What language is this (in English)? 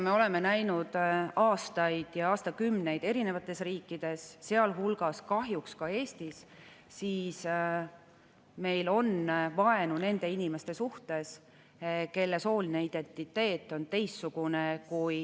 Estonian